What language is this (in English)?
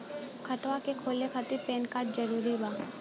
Bhojpuri